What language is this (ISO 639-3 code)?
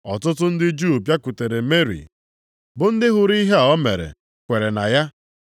ibo